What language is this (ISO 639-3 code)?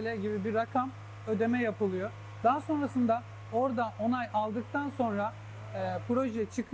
tur